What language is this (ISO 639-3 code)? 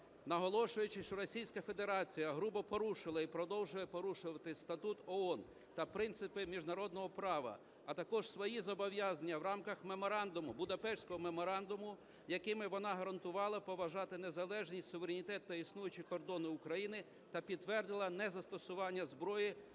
ukr